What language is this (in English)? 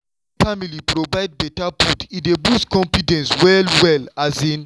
Nigerian Pidgin